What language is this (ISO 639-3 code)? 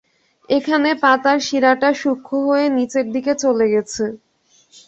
ben